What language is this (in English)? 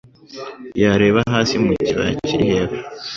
Kinyarwanda